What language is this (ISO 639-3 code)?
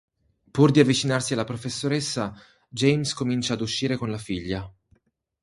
ita